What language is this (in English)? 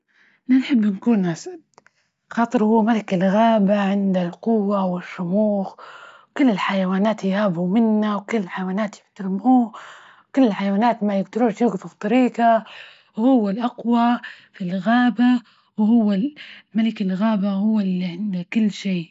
Libyan Arabic